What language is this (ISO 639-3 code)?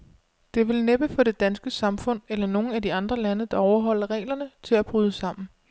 dan